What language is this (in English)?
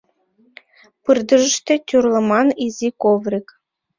Mari